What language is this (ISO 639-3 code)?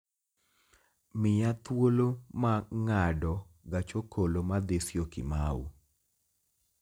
luo